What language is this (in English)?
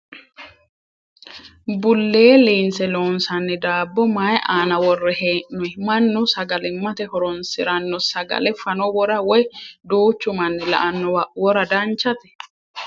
Sidamo